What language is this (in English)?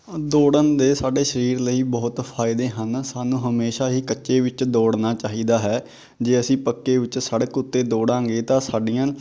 Punjabi